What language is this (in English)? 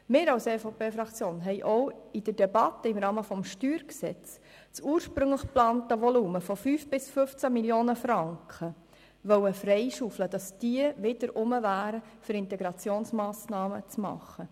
Swiss German